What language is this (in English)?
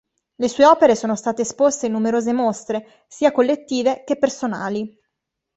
Italian